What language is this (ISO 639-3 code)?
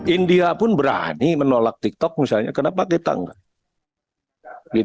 ind